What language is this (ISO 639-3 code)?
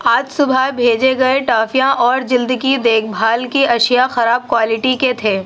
urd